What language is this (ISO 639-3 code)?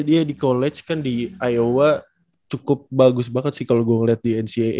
ind